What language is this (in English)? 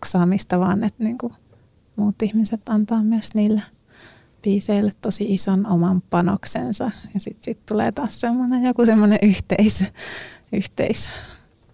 Finnish